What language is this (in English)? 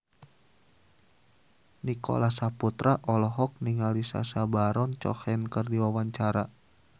Sundanese